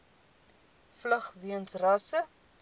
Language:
Afrikaans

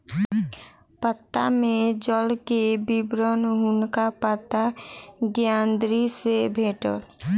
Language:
Maithili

